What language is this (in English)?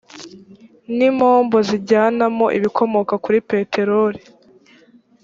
Kinyarwanda